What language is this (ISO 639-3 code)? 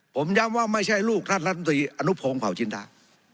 tha